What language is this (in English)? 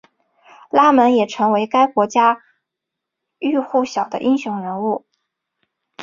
Chinese